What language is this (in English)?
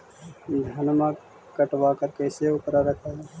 Magahi